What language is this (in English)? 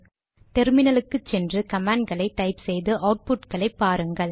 Tamil